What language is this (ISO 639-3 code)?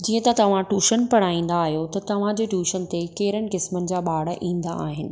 snd